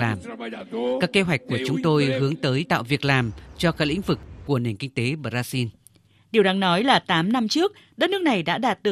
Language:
Vietnamese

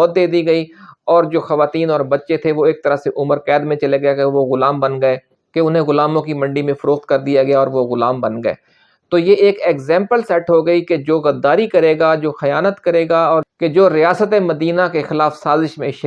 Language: Urdu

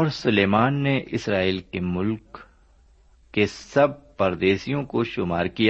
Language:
Urdu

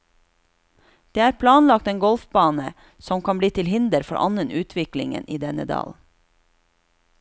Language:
Norwegian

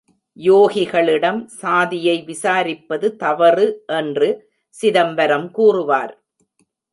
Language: Tamil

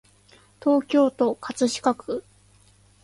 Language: Japanese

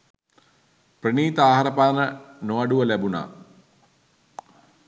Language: Sinhala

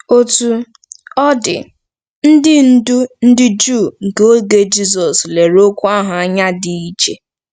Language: Igbo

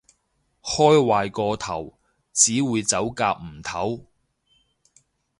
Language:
Cantonese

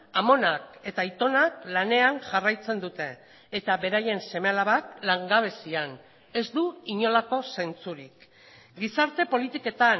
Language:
Basque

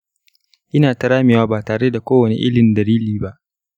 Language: Hausa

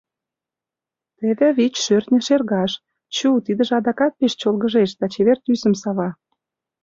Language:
Mari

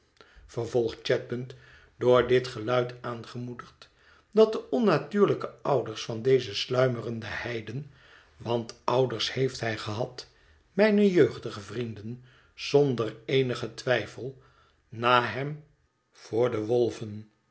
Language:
Dutch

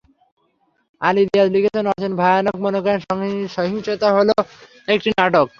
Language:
Bangla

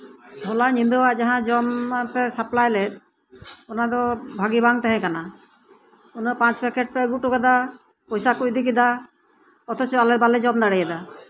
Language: Santali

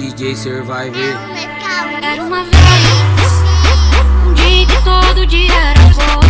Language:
English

